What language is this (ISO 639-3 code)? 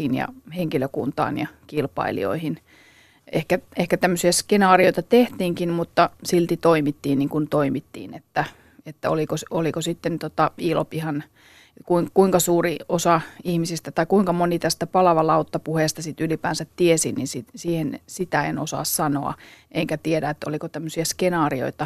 fin